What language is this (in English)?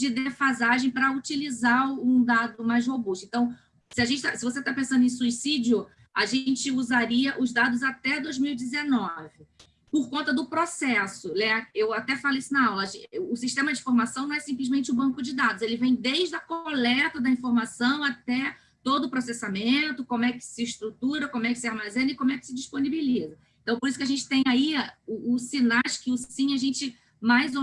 Portuguese